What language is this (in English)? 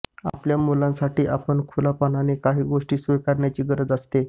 Marathi